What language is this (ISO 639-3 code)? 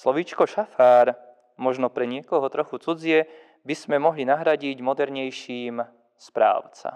slk